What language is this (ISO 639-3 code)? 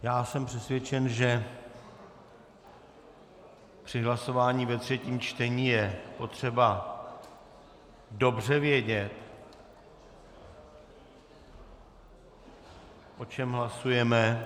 ces